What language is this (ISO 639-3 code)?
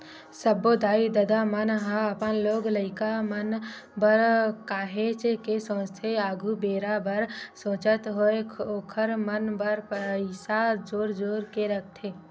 hne